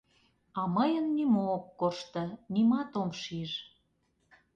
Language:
Mari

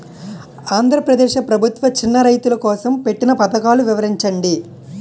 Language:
Telugu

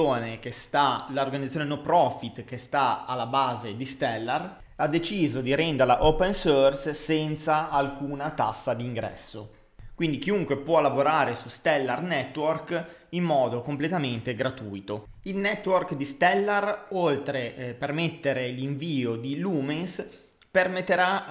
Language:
Italian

